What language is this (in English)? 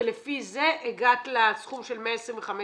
Hebrew